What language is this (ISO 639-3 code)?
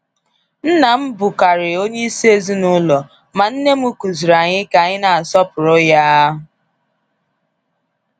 ibo